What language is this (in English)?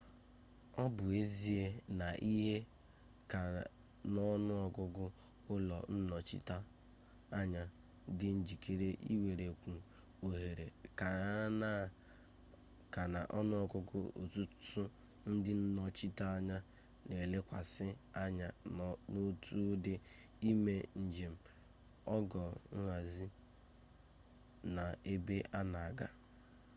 Igbo